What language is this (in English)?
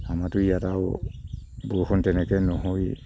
Assamese